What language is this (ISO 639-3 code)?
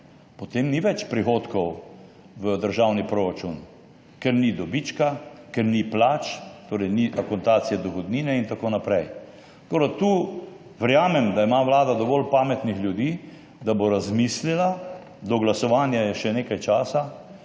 slv